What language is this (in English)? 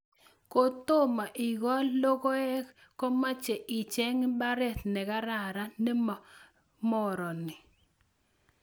Kalenjin